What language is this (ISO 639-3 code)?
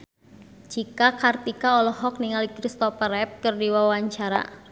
sun